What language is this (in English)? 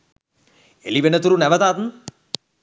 Sinhala